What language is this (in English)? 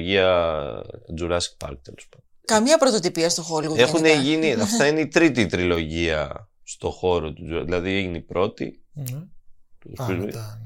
Greek